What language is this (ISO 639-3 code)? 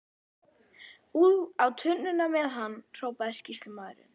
isl